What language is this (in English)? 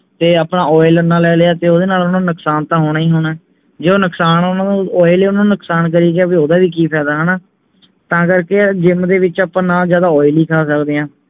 Punjabi